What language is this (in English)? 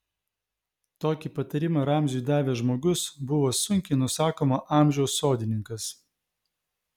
Lithuanian